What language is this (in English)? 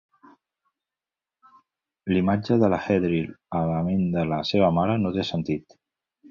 Catalan